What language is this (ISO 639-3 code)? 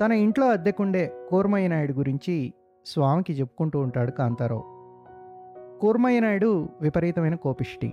tel